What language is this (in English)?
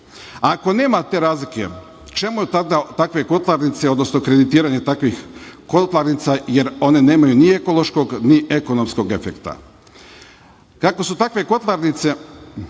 Serbian